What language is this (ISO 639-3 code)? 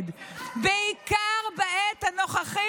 heb